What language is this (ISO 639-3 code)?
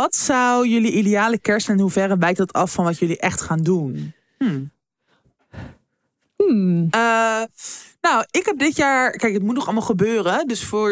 nld